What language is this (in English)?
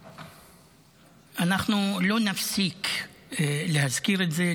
Hebrew